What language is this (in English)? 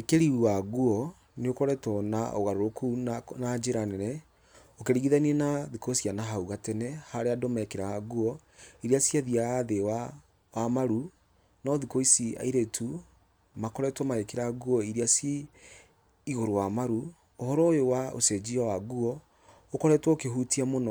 Kikuyu